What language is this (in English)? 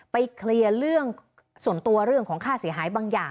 Thai